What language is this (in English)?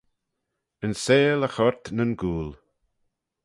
Manx